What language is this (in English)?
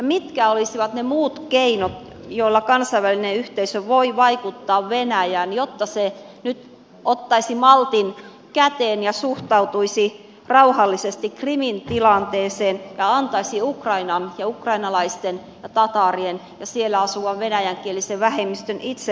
Finnish